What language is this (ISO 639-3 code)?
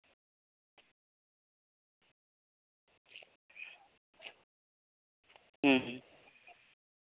sat